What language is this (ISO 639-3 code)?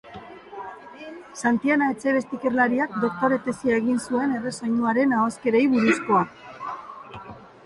eus